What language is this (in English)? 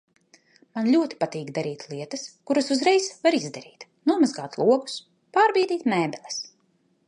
Latvian